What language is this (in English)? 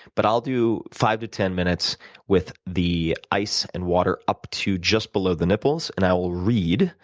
English